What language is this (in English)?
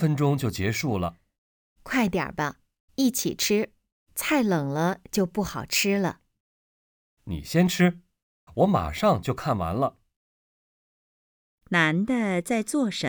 Chinese